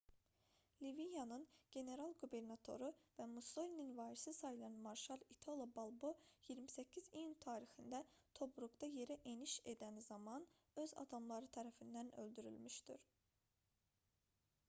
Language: Azerbaijani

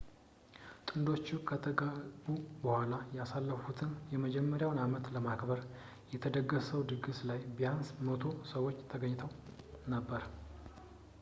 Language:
Amharic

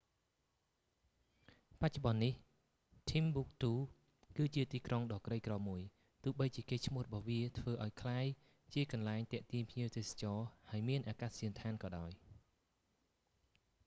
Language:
Khmer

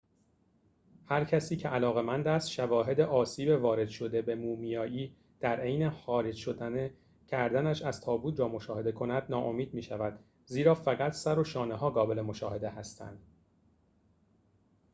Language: Persian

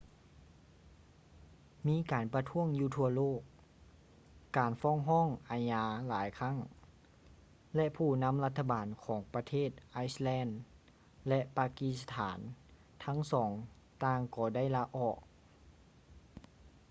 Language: Lao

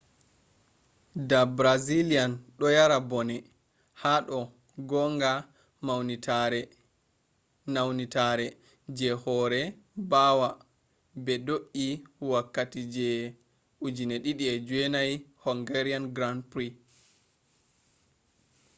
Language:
Fula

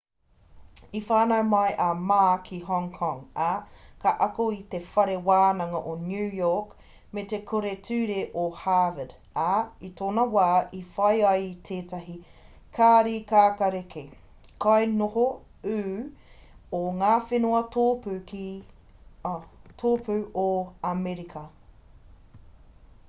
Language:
Māori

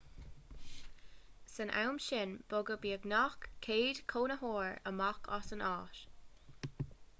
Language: Irish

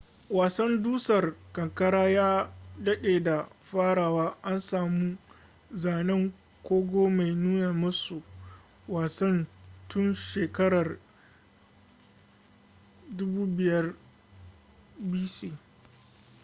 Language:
Hausa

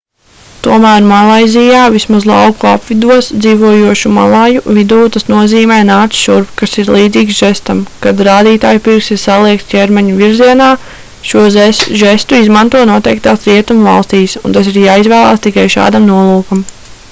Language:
Latvian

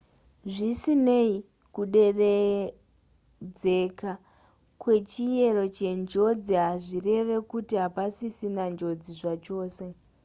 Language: Shona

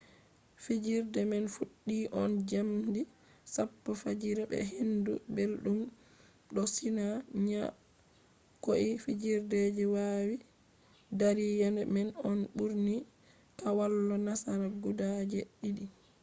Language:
Fula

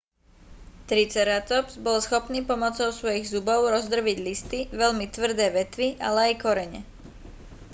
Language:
Slovak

